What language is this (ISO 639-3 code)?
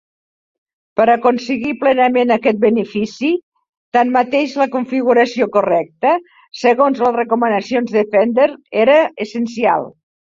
cat